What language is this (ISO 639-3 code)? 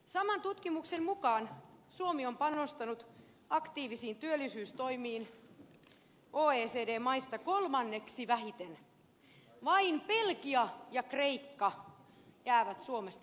fin